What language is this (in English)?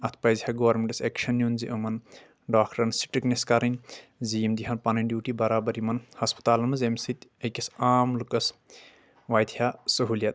Kashmiri